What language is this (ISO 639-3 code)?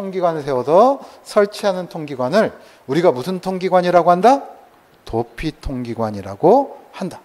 kor